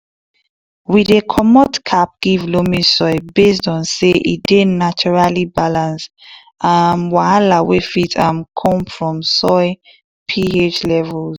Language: Nigerian Pidgin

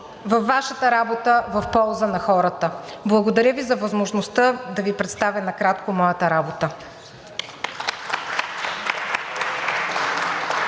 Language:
Bulgarian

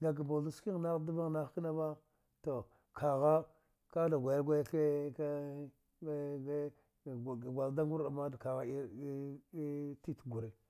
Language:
Dghwede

